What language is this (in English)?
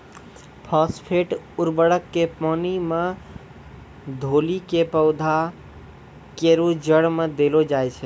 Maithili